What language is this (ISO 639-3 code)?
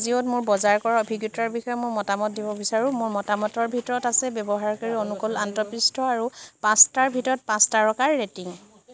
asm